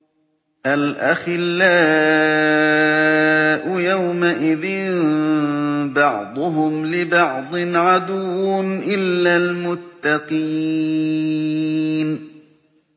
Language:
Arabic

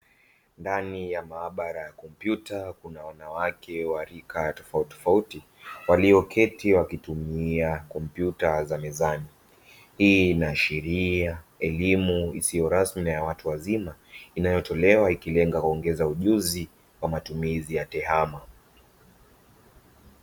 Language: Swahili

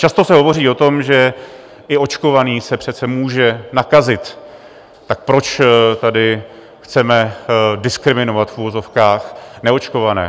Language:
Czech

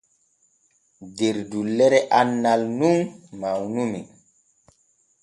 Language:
Borgu Fulfulde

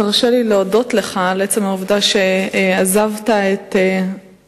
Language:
Hebrew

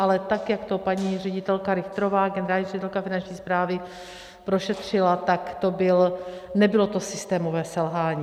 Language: Czech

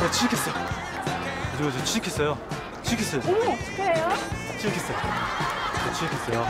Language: Korean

